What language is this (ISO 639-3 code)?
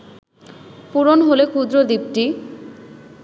ben